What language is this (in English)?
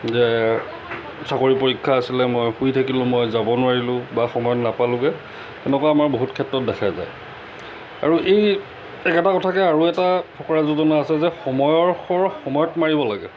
Assamese